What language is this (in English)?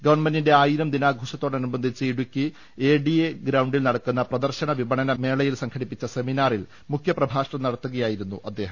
Malayalam